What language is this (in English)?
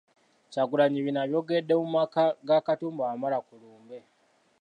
Ganda